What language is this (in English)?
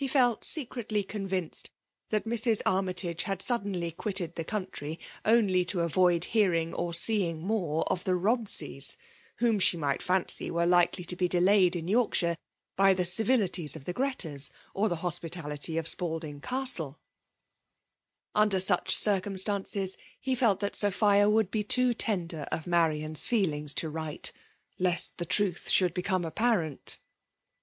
English